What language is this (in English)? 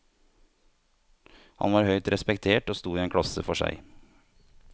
Norwegian